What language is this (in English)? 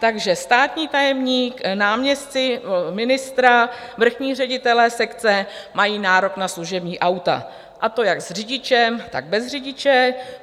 Czech